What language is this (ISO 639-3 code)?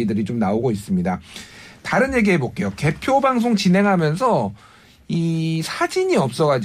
kor